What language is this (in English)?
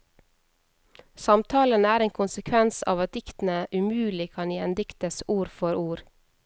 Norwegian